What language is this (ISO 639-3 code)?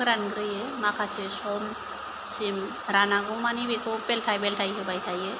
brx